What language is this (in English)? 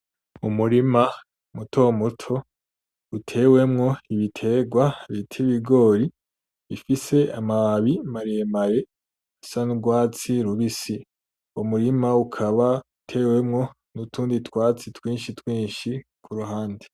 Rundi